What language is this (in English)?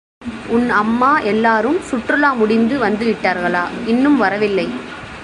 Tamil